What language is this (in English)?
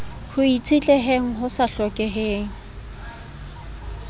Southern Sotho